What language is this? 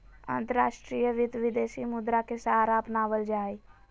Magahi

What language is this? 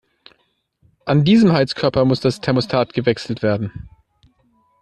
German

